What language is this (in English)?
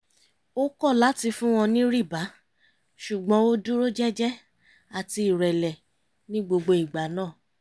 Yoruba